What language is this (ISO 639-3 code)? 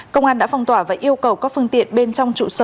vie